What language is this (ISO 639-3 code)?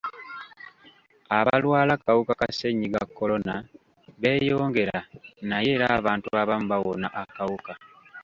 lug